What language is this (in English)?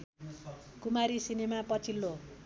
Nepali